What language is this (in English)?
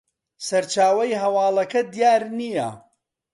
Central Kurdish